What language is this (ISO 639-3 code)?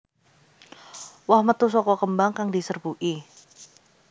jav